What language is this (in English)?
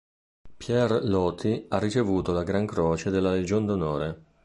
Italian